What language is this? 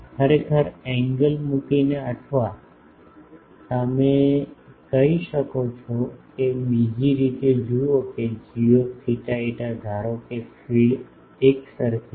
Gujarati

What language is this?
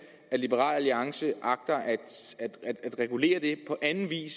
Danish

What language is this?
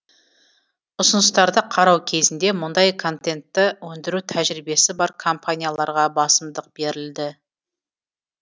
Kazakh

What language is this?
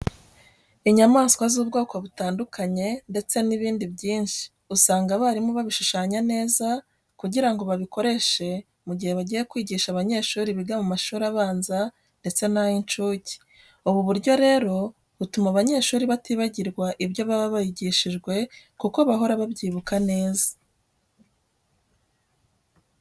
Kinyarwanda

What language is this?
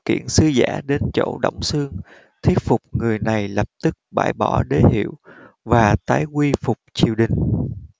Vietnamese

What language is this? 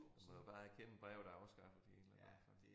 Danish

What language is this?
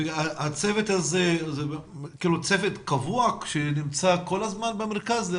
Hebrew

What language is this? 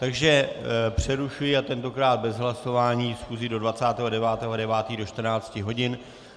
Czech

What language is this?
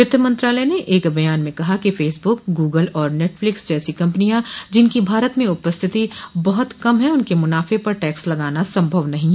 Hindi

